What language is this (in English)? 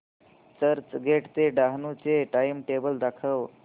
Marathi